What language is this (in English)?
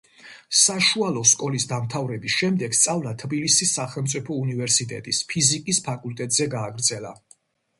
Georgian